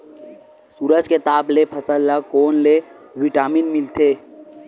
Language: Chhattisgarhi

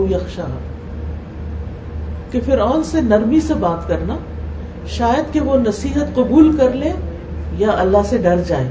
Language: Urdu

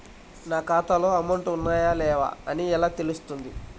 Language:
Telugu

